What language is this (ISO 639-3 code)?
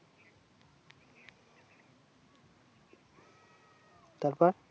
ben